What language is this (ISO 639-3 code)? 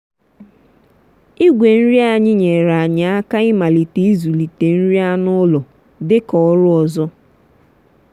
ibo